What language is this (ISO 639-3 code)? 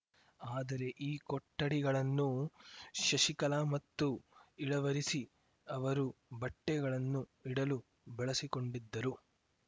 kan